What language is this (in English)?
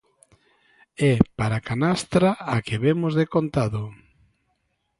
Galician